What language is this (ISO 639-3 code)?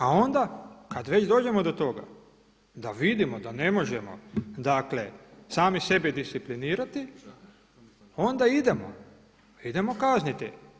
hrv